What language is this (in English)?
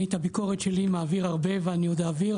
Hebrew